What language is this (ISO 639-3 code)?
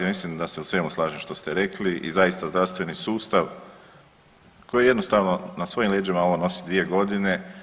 hrv